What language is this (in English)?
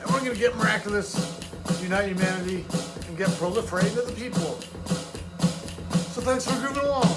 English